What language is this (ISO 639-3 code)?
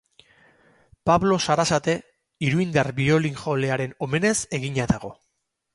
eus